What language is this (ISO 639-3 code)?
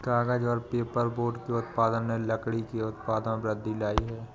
hin